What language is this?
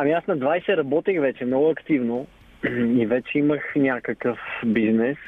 Bulgarian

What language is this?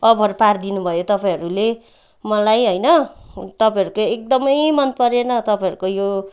Nepali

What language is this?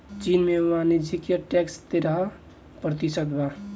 Bhojpuri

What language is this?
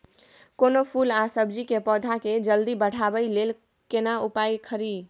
Maithili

